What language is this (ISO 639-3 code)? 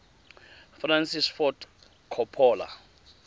tsn